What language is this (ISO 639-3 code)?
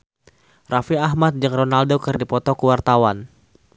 sun